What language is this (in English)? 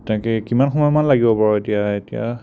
Assamese